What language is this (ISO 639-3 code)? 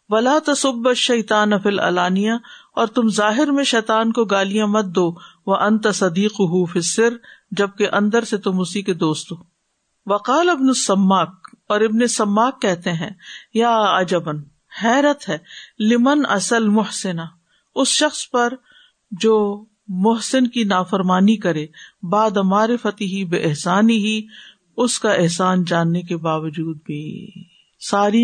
urd